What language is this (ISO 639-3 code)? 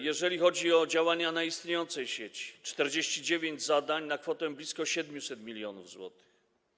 pol